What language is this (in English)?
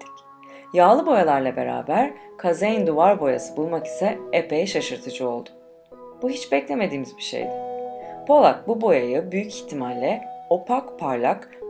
Turkish